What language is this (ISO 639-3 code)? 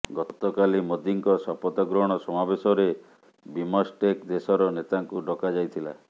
ori